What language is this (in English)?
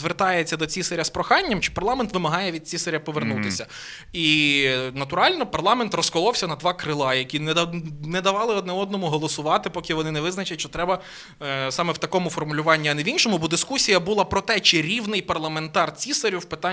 Ukrainian